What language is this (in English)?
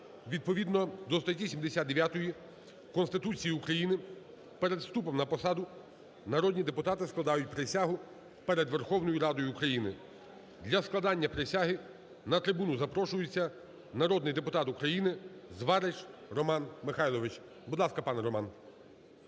Ukrainian